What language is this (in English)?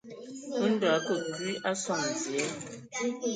Ewondo